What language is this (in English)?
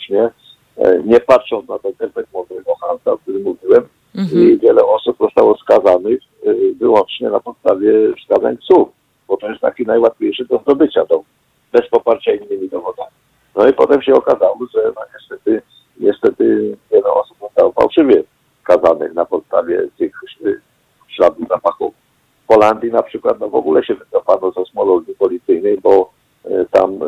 Polish